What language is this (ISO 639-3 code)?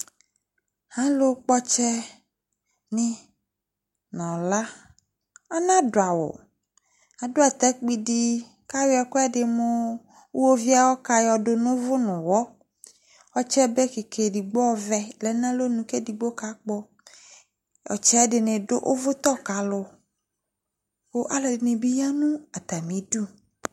kpo